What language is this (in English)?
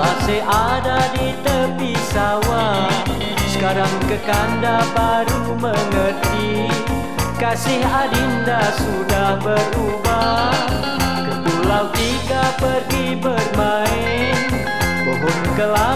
Malay